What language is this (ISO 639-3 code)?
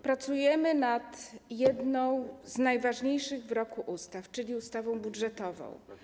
pol